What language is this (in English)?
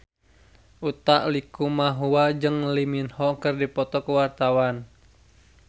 Sundanese